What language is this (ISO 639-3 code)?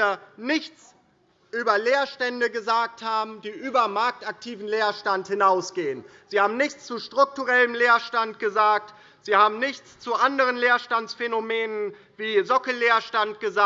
deu